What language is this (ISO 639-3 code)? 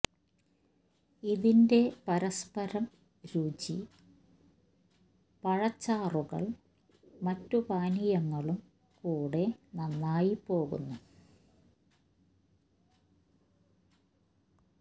mal